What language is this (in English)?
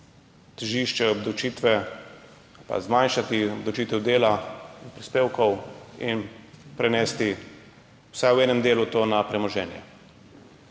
Slovenian